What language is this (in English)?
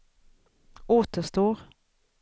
Swedish